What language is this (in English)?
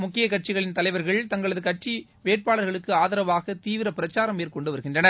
Tamil